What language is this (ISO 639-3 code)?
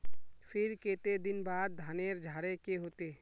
mag